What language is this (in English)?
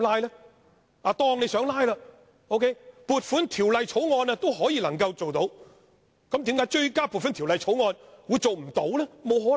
Cantonese